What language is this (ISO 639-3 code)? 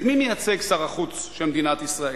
heb